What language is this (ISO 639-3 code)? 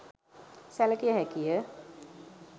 sin